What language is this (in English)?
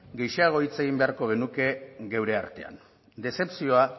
Basque